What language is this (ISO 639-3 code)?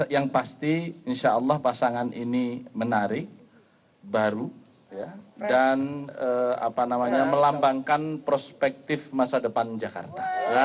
ind